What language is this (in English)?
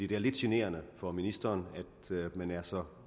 Danish